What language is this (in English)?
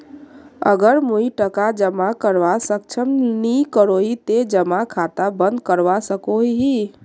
Magahi